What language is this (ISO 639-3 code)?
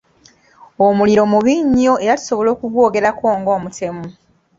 lug